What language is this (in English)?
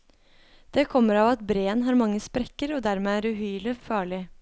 Norwegian